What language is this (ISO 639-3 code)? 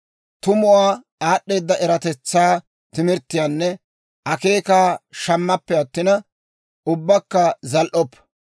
dwr